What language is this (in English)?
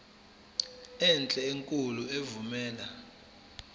Zulu